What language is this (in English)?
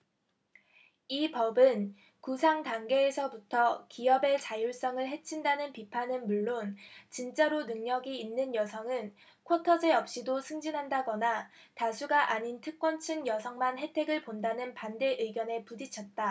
Korean